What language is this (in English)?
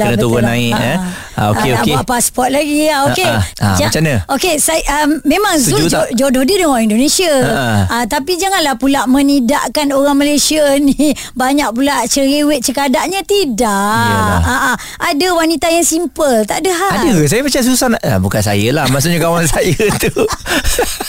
Malay